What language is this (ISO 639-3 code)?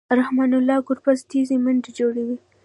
pus